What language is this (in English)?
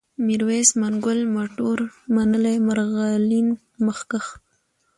Pashto